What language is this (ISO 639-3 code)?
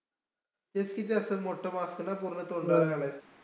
mar